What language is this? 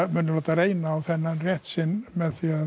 Icelandic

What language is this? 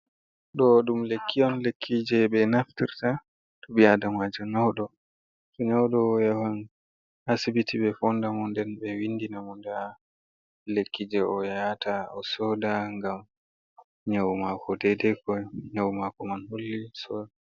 Fula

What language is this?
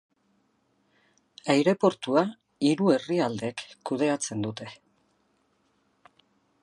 Basque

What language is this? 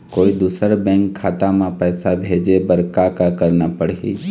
Chhattisgarhi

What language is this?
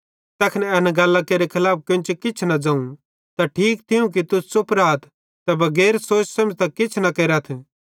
Bhadrawahi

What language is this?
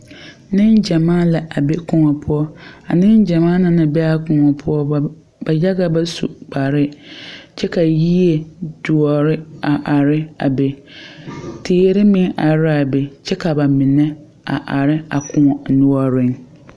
Southern Dagaare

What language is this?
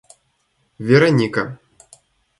Russian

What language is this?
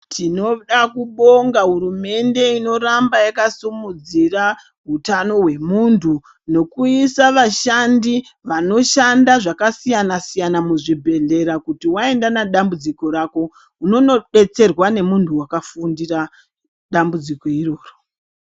Ndau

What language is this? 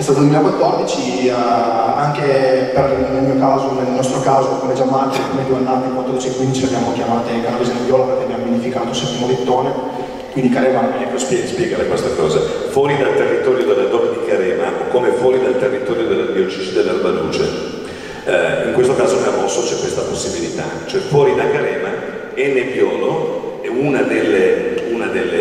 Italian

